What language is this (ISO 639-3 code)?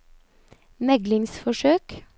nor